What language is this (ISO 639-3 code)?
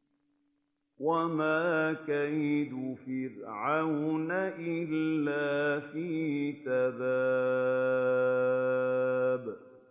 ara